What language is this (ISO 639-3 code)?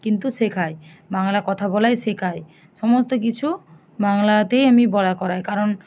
ben